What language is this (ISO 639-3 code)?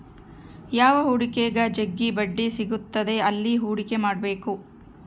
kan